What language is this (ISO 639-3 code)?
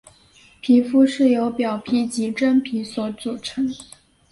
zho